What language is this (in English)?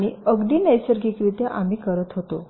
Marathi